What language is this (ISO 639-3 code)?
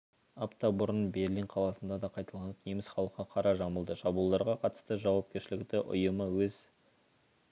kaz